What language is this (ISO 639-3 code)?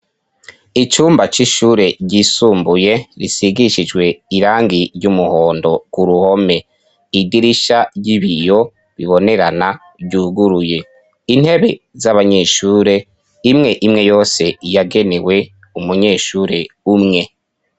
run